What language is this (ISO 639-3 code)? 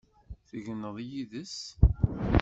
kab